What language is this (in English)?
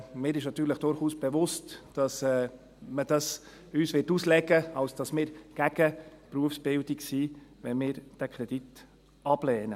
Swiss German